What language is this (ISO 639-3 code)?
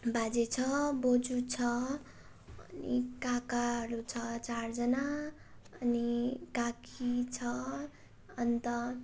nep